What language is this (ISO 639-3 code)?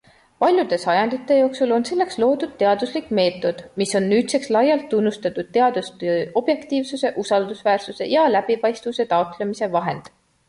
est